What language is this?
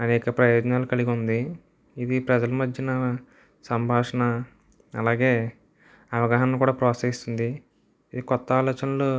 Telugu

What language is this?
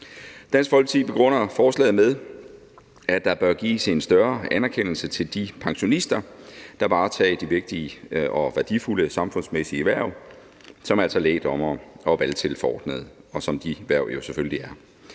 Danish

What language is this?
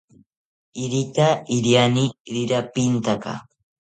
South Ucayali Ashéninka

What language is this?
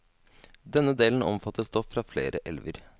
Norwegian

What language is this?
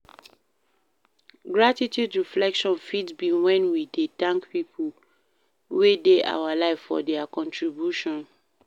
Nigerian Pidgin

